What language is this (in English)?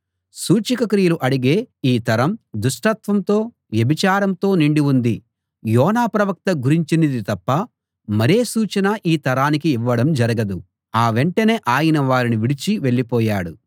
Telugu